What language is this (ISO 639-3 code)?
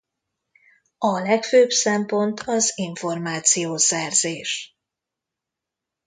hun